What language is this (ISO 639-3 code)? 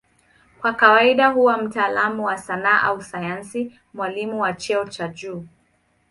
swa